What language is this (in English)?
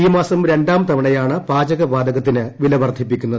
Malayalam